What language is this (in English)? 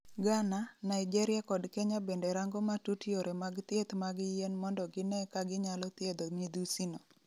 Luo (Kenya and Tanzania)